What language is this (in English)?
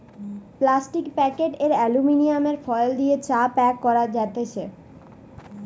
Bangla